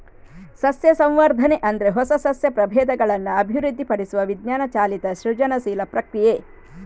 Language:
Kannada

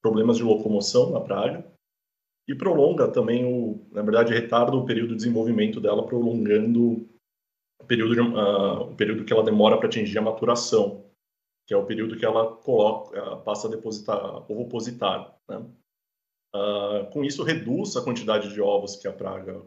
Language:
Portuguese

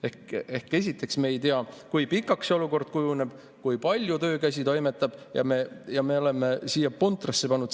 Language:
Estonian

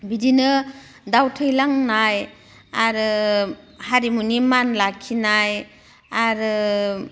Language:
Bodo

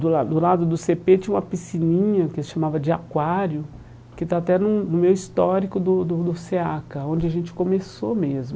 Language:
Portuguese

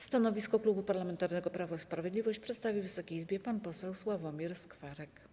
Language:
Polish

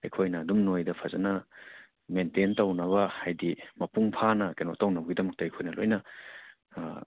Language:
Manipuri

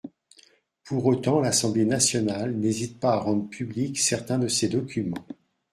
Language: French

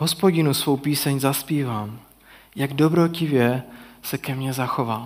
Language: Czech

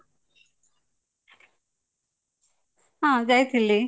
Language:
Odia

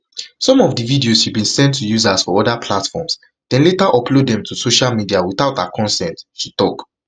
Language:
Nigerian Pidgin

